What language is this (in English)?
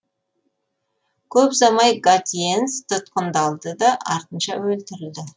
Kazakh